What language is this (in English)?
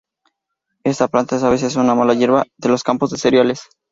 Spanish